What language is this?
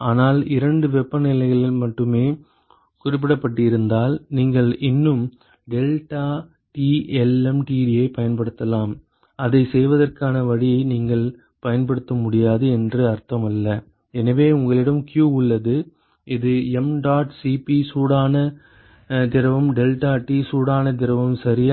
Tamil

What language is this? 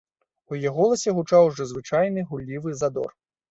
Belarusian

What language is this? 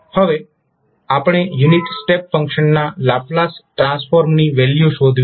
Gujarati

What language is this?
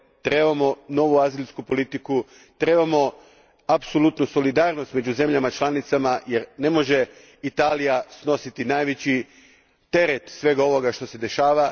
Croatian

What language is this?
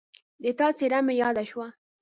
Pashto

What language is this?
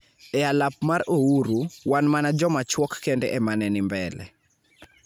Luo (Kenya and Tanzania)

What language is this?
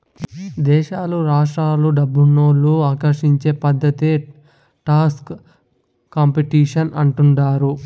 Telugu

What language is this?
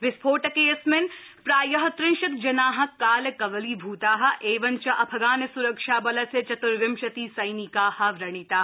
Sanskrit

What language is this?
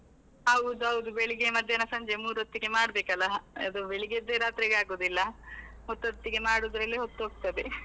Kannada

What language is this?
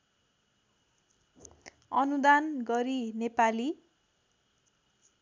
Nepali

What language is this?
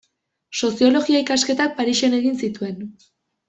Basque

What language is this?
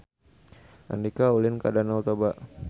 Sundanese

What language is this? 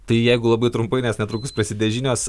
Lithuanian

